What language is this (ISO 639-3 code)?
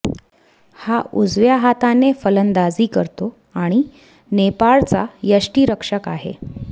mar